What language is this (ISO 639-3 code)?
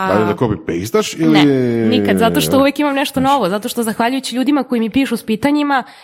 hrv